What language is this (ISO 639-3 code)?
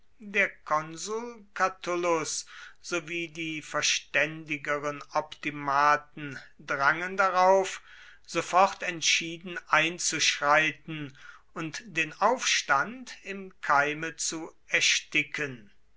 deu